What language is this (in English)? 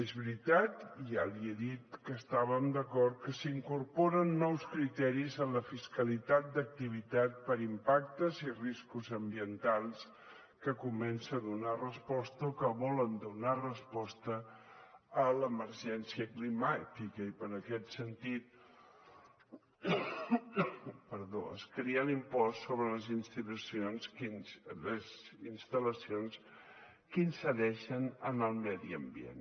Catalan